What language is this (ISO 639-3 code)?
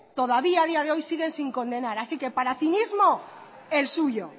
spa